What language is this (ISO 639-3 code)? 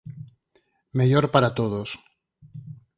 glg